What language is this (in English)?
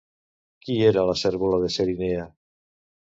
Catalan